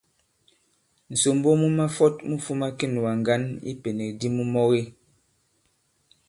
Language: Bankon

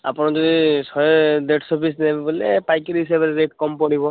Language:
Odia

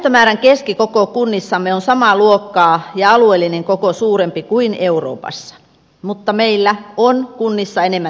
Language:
Finnish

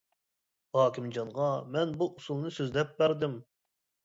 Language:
Uyghur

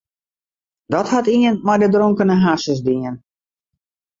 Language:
Western Frisian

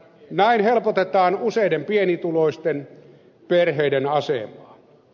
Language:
Finnish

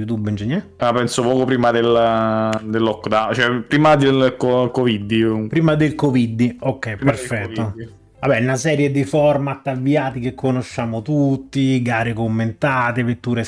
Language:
Italian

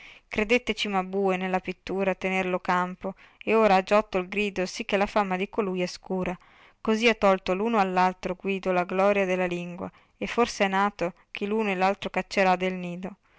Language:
Italian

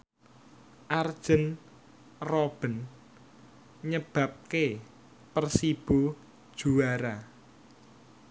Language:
Javanese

